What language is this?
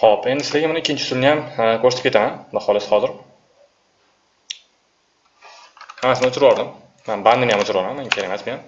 Turkish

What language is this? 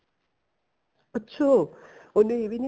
Punjabi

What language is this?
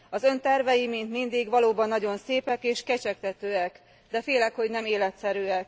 Hungarian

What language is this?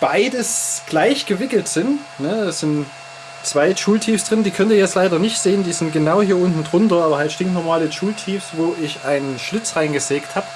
German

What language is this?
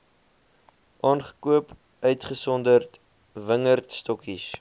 Afrikaans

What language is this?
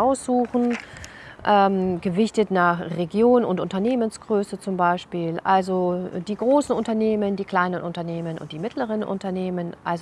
German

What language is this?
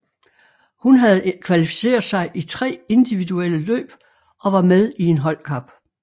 Danish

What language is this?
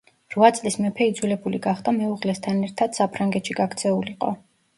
Georgian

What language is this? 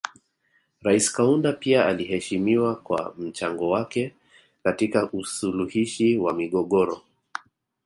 Swahili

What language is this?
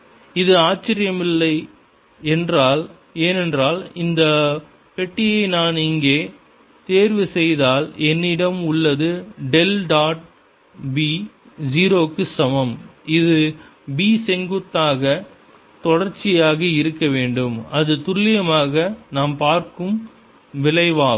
Tamil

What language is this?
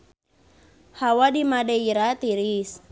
Sundanese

